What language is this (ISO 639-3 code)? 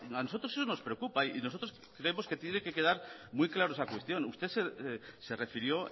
spa